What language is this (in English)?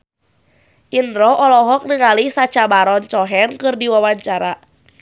Sundanese